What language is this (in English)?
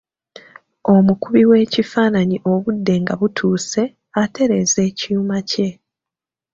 Ganda